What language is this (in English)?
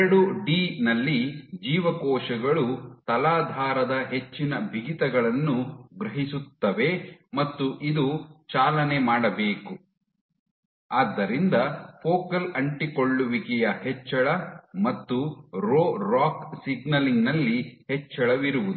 Kannada